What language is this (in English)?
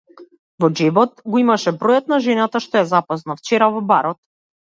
Macedonian